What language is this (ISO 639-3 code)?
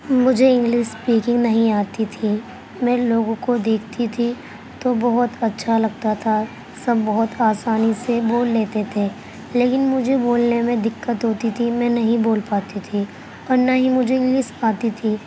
urd